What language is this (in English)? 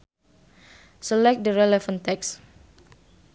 Sundanese